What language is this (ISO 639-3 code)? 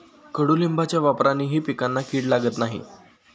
mar